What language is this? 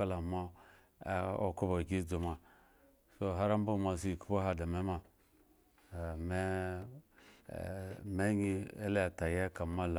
Eggon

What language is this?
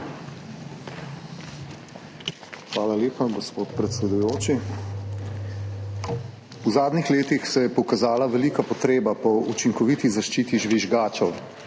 Slovenian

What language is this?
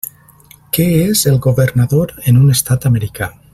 Catalan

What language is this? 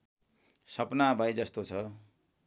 Nepali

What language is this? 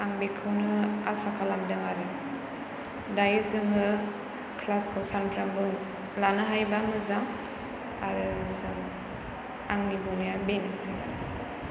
Bodo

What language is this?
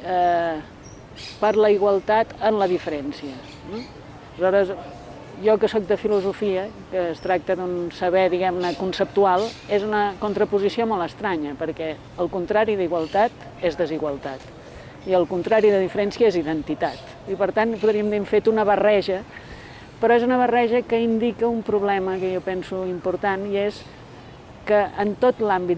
Catalan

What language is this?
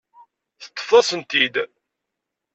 Kabyle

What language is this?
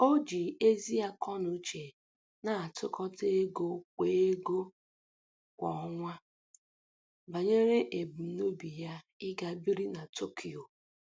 Igbo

